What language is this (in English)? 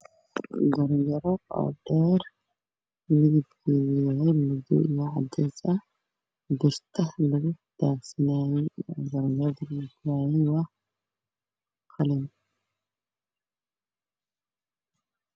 Somali